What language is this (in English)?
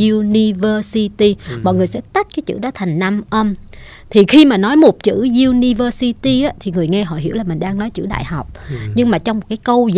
Vietnamese